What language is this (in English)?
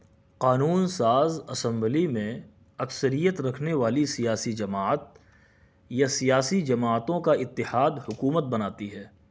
Urdu